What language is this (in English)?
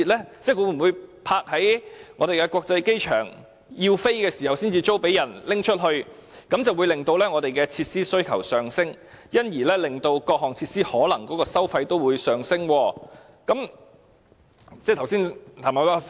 Cantonese